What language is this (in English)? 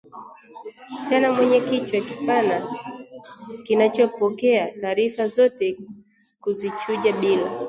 Swahili